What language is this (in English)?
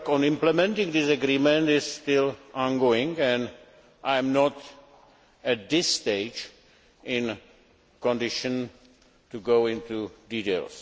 English